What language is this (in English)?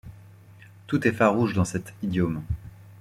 French